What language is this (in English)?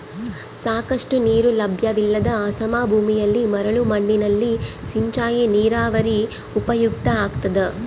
Kannada